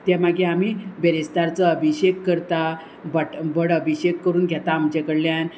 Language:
Konkani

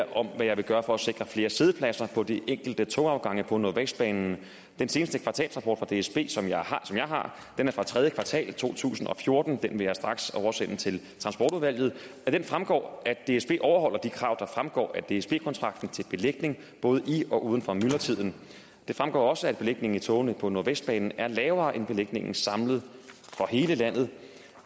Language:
Danish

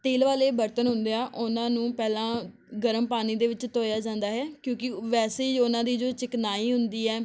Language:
Punjabi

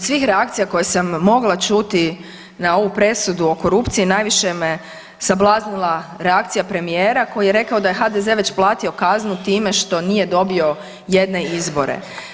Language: Croatian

